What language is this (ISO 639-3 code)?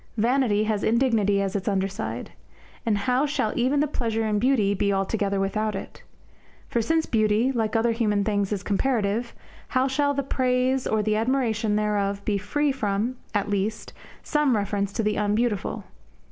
eng